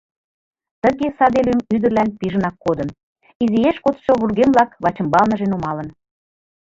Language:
Mari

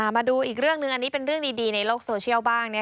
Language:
Thai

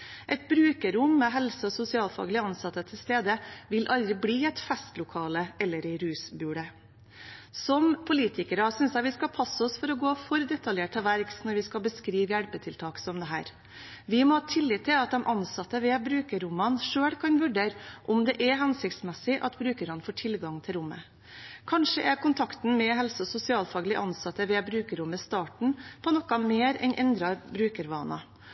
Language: Norwegian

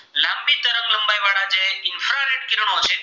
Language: Gujarati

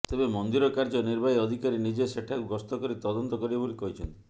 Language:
Odia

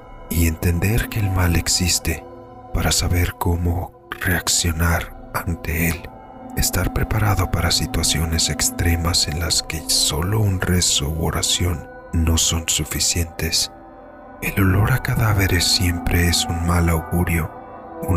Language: Spanish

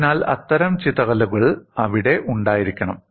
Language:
Malayalam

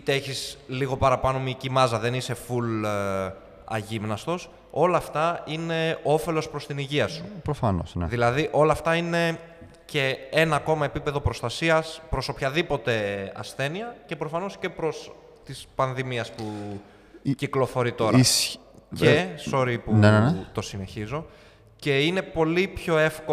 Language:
Greek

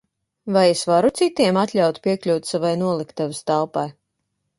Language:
Latvian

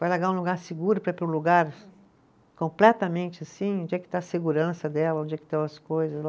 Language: Portuguese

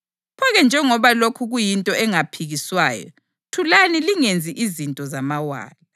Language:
North Ndebele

